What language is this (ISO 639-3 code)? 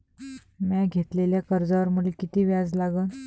mar